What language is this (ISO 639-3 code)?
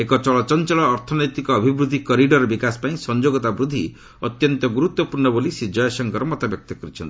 ori